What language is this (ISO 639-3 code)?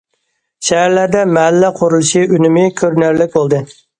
uig